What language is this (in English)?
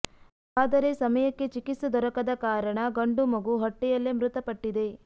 Kannada